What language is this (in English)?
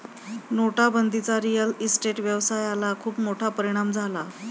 Marathi